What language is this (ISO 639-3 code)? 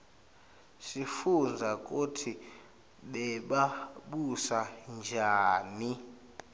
ssw